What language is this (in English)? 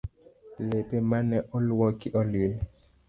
Luo (Kenya and Tanzania)